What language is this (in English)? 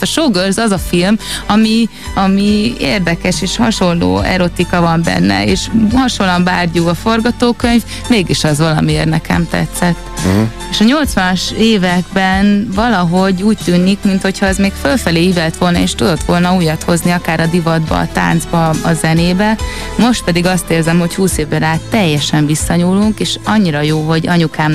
Hungarian